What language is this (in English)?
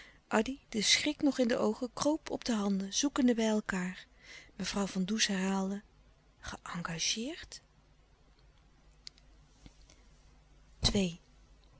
Dutch